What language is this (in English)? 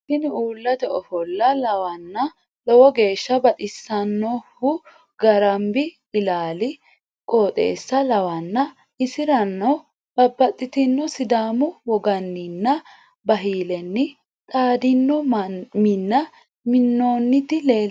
Sidamo